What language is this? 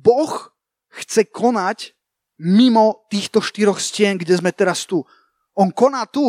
Slovak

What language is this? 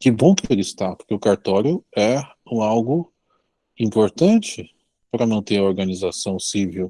Portuguese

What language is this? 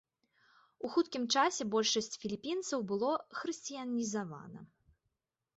Belarusian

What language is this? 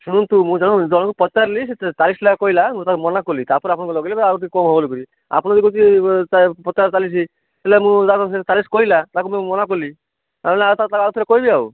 Odia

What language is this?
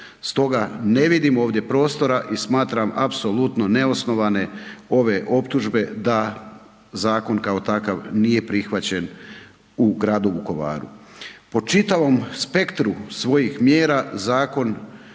Croatian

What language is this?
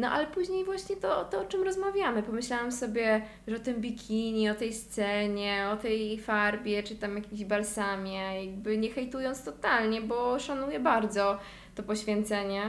Polish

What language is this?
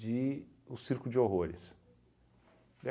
Portuguese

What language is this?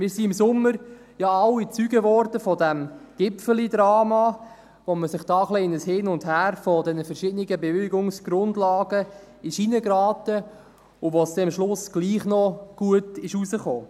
Swiss German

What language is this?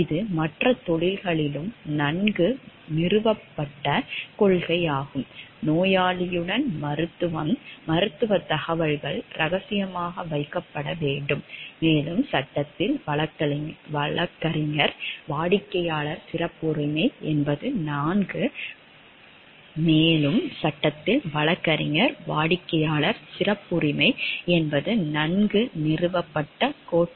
Tamil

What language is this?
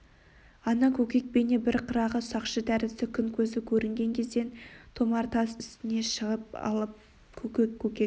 Kazakh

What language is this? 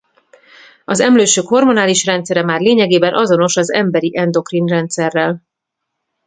Hungarian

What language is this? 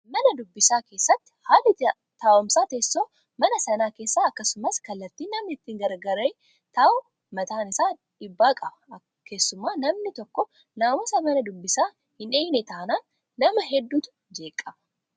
Oromo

